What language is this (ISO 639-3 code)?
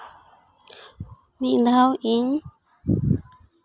sat